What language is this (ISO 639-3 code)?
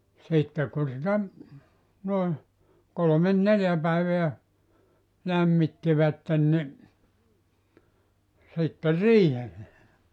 fin